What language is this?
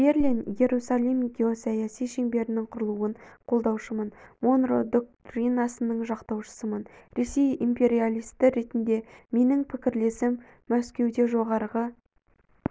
Kazakh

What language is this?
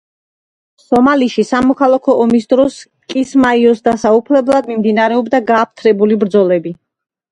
Georgian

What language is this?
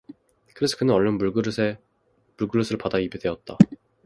Korean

